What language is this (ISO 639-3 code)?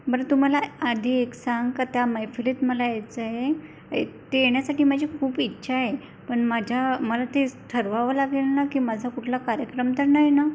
mar